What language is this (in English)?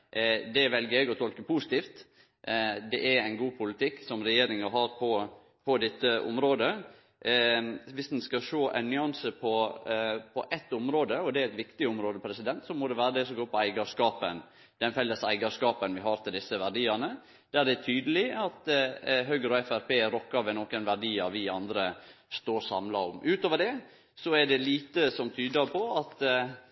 Norwegian Nynorsk